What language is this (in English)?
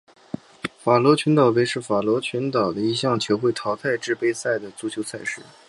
Chinese